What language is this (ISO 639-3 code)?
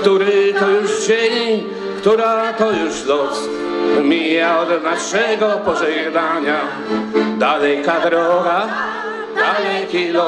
pol